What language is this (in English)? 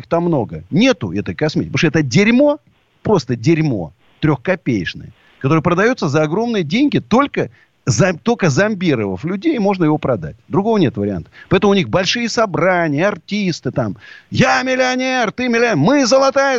Russian